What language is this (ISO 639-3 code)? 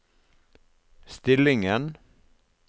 nor